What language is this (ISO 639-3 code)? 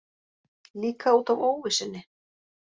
isl